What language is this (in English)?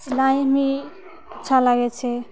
Maithili